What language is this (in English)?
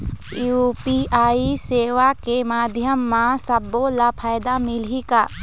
Chhattisgarhi